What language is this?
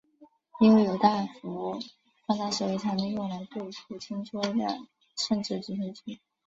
Chinese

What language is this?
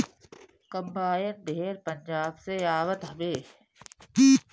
Bhojpuri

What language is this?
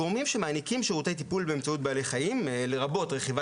Hebrew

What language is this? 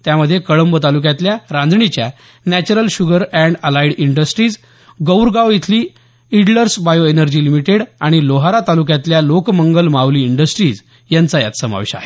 Marathi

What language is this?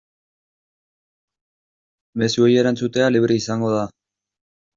Basque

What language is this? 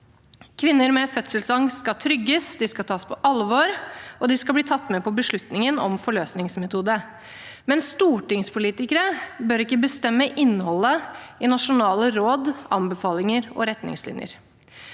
Norwegian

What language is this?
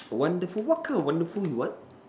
English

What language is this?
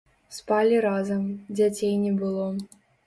Belarusian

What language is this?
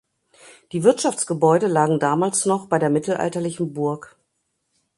German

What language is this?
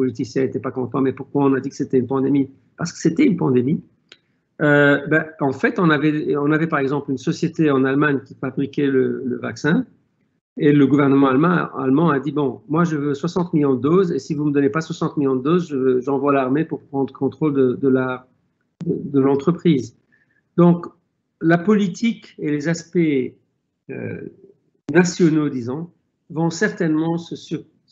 French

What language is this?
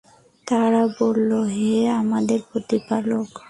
Bangla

